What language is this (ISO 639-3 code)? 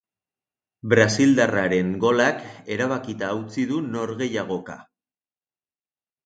eus